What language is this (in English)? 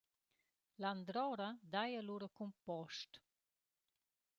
Romansh